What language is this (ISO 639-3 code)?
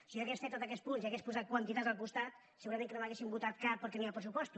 cat